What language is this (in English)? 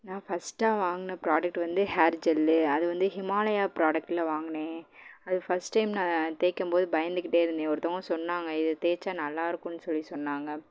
Tamil